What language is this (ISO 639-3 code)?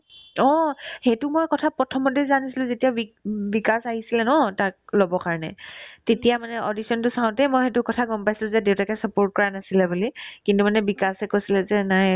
asm